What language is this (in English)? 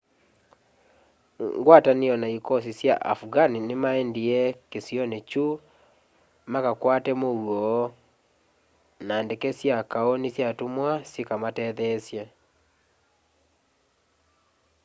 Kamba